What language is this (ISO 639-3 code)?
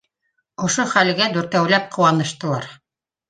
bak